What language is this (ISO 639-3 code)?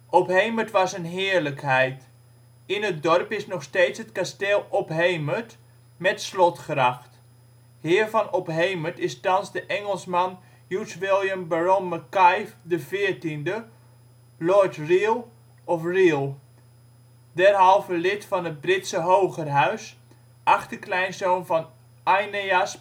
nld